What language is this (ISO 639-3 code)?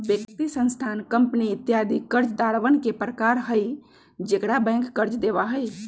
mag